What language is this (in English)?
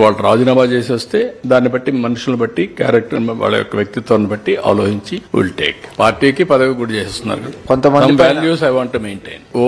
Telugu